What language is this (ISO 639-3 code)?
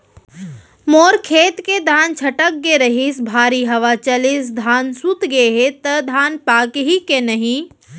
hne